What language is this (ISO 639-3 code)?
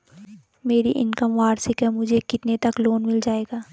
hin